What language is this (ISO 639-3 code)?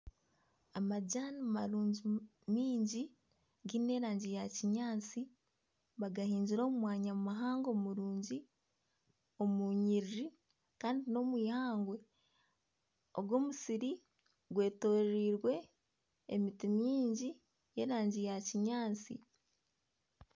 nyn